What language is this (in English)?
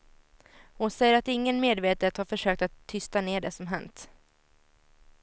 Swedish